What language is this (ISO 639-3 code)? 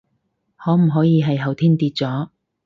yue